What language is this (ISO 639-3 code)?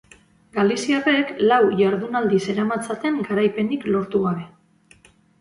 eus